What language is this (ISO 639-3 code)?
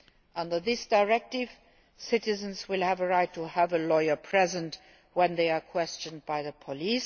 eng